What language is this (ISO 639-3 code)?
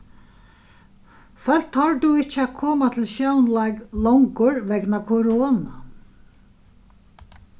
fao